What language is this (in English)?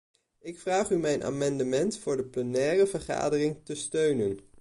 Dutch